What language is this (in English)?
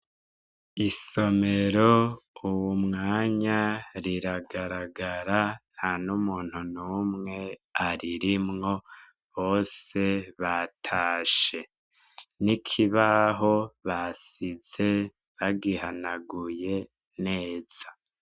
Rundi